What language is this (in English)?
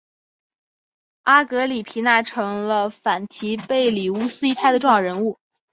Chinese